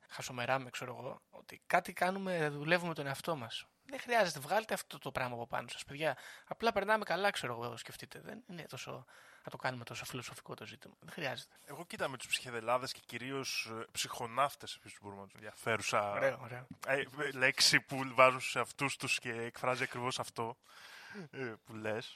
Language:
Greek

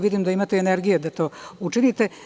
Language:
Serbian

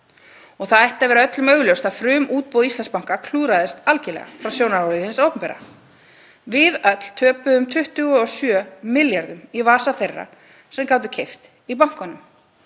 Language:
Icelandic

